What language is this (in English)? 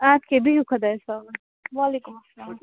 Kashmiri